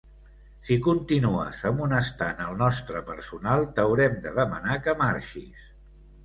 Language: Catalan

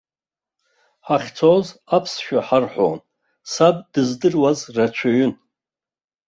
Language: Abkhazian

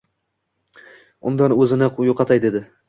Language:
Uzbek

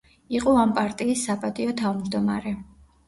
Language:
Georgian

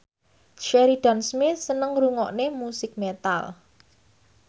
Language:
Javanese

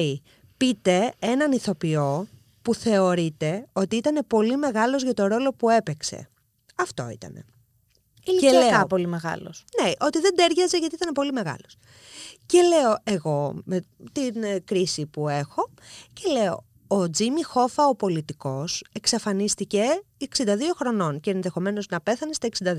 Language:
Greek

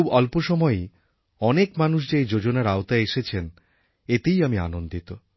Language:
Bangla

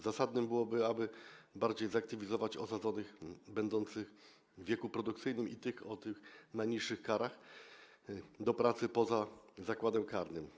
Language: Polish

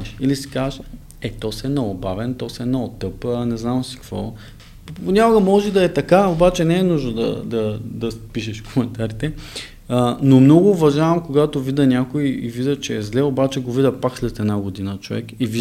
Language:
Bulgarian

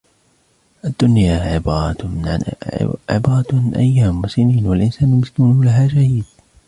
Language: Arabic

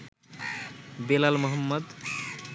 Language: Bangla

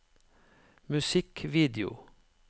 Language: Norwegian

